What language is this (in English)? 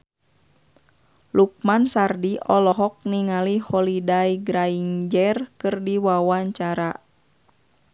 Sundanese